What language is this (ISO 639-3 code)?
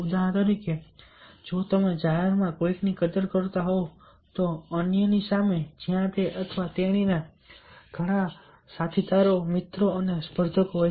guj